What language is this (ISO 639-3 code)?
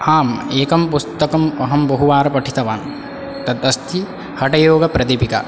san